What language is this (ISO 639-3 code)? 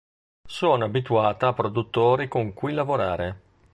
ita